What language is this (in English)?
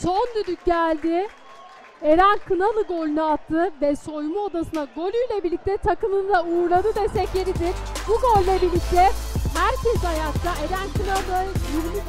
Turkish